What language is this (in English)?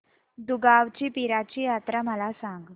Marathi